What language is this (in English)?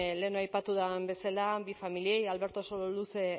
Basque